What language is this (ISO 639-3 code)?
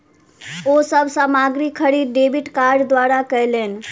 mai